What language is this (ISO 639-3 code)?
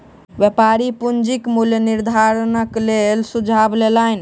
mai